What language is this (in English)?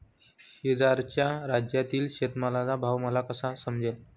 Marathi